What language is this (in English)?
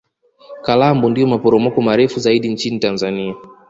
Swahili